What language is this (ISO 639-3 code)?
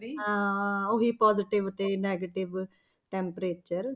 pan